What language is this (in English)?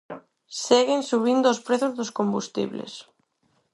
Galician